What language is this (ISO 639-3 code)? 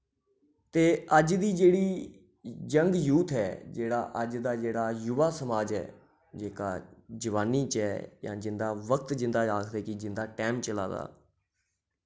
doi